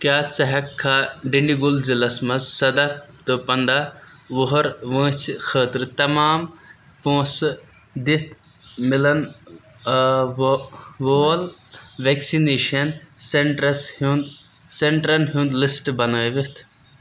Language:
Kashmiri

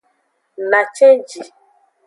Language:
Aja (Benin)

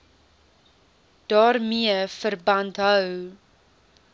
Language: Afrikaans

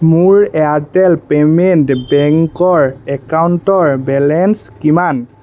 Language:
Assamese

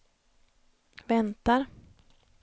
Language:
Swedish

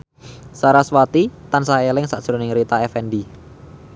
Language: Javanese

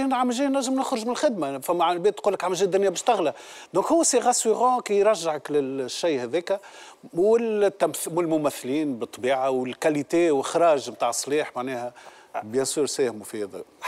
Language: Arabic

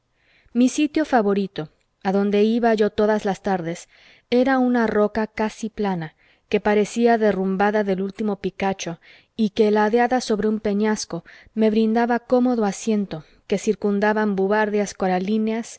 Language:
Spanish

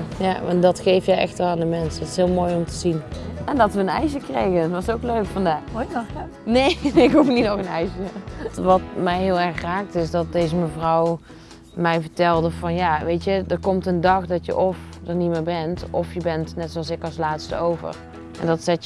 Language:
Dutch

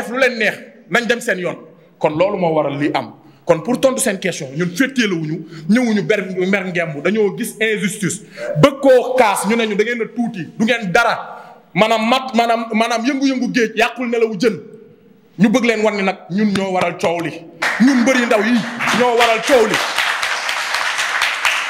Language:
French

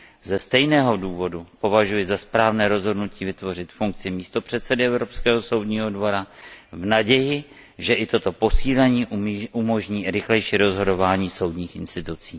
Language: Czech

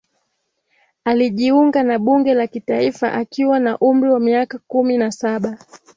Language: Swahili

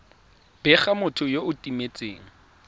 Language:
Tswana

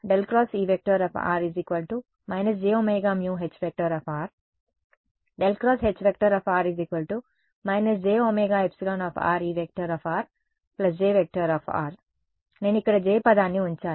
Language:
Telugu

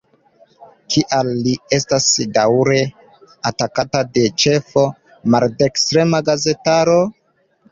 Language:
Esperanto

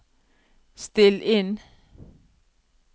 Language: Norwegian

